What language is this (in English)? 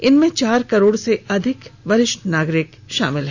Hindi